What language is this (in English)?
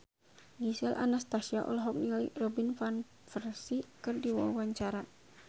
Sundanese